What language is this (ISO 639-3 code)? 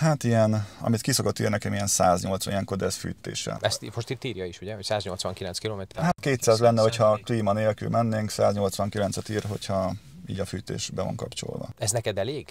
hun